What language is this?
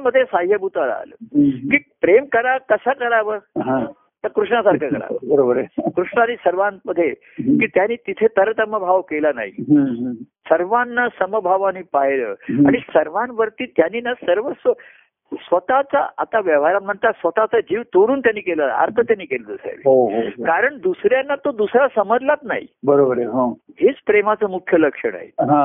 Marathi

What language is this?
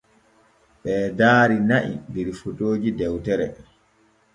Borgu Fulfulde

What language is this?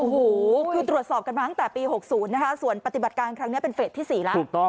Thai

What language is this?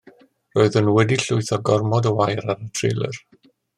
Welsh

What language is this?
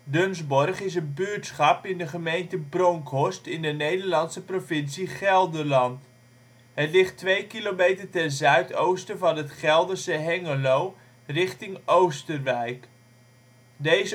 Dutch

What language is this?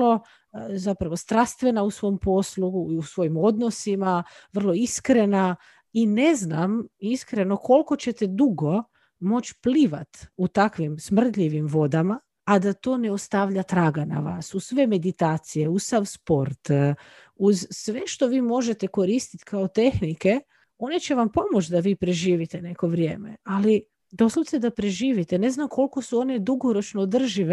Croatian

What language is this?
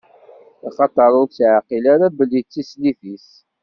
Kabyle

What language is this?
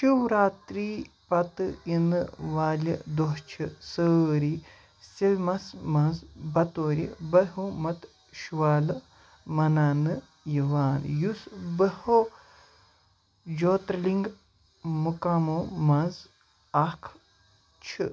Kashmiri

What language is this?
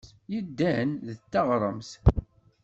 Kabyle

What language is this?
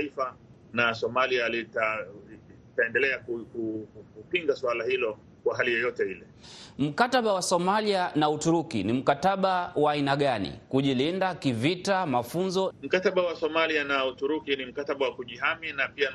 Swahili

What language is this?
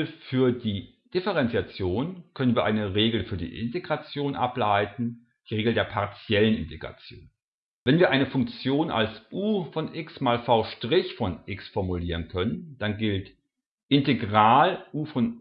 German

